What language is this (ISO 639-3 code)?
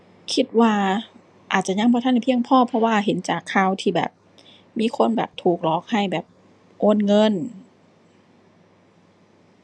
tha